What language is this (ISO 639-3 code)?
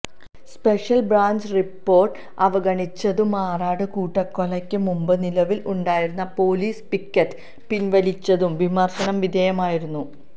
mal